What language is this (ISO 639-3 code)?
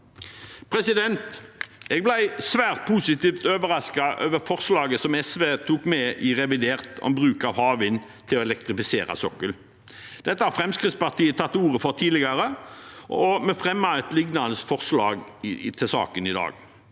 nor